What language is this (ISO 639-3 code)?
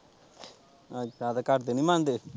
pan